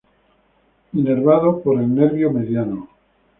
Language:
Spanish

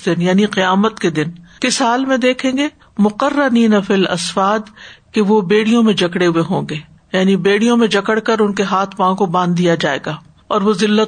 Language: Urdu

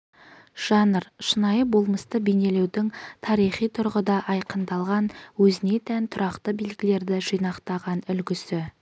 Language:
Kazakh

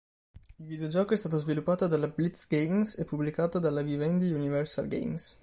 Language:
Italian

